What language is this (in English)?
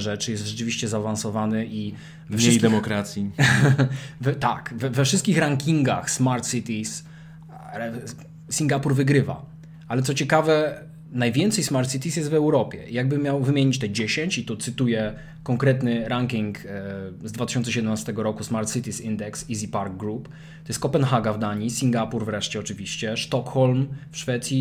Polish